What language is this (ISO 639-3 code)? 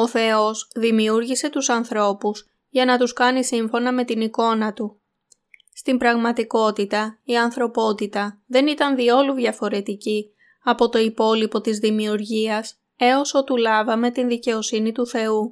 ell